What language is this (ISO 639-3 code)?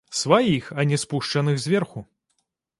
bel